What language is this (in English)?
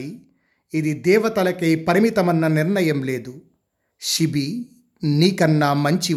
Telugu